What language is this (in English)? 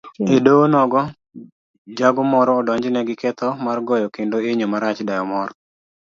Luo (Kenya and Tanzania)